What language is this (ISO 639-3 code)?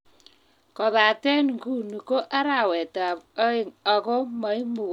kln